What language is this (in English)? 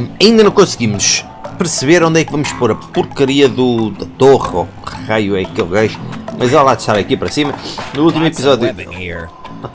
Portuguese